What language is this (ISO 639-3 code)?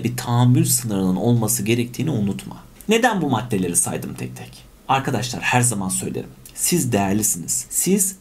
tur